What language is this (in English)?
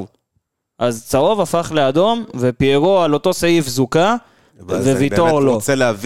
Hebrew